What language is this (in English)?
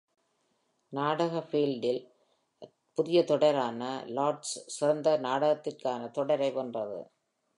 Tamil